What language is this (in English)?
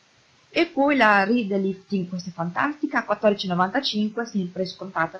Italian